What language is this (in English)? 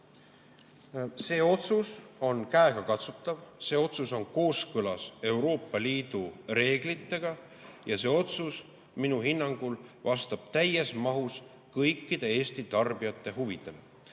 Estonian